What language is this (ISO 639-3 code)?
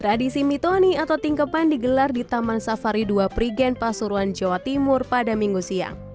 ind